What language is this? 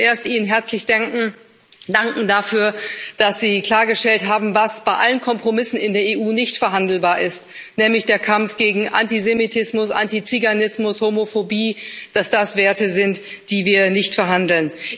German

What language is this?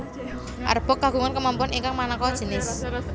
Javanese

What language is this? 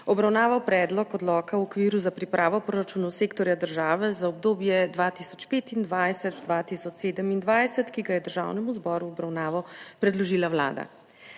Slovenian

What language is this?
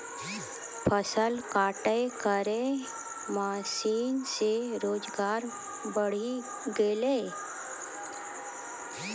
Maithili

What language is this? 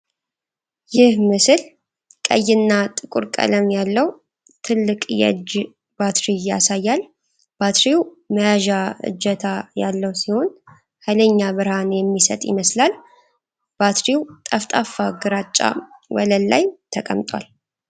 Amharic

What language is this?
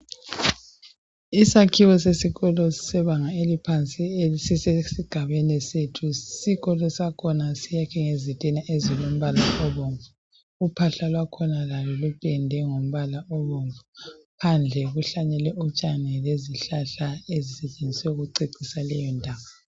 North Ndebele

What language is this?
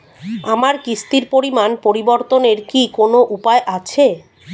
Bangla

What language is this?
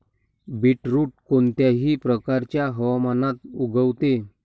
Marathi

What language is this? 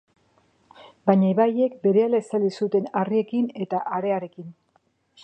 Basque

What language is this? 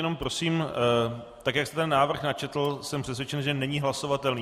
Czech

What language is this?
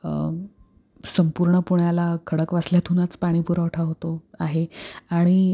Marathi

